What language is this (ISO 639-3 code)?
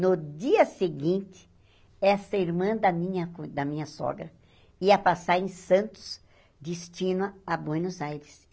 por